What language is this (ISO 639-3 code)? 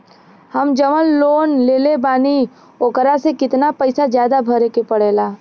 bho